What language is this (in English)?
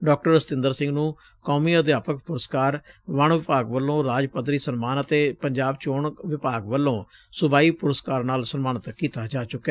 Punjabi